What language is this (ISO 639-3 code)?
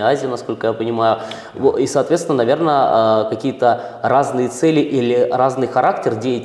rus